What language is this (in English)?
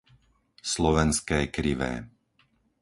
Slovak